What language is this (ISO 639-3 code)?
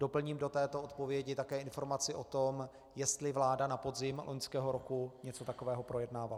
ces